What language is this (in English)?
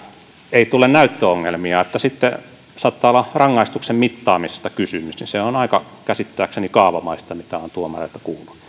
Finnish